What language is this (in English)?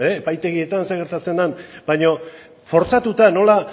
Basque